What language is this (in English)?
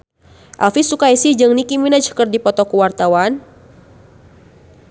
Sundanese